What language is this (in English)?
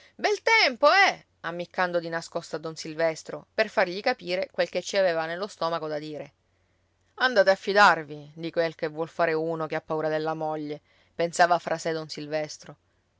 Italian